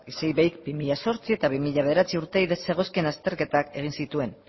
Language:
Basque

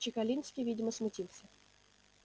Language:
Russian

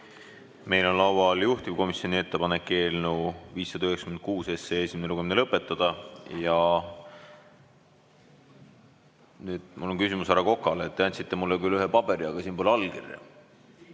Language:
Estonian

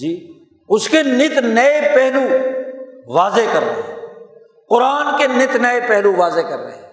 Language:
Urdu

